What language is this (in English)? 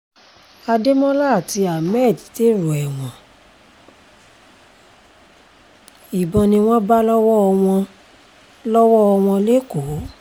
Yoruba